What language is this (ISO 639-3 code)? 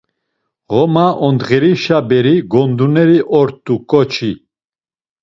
lzz